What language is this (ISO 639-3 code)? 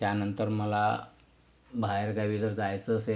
mar